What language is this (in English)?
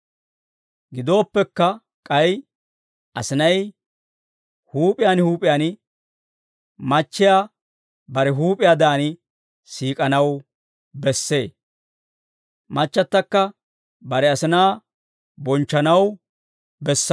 Dawro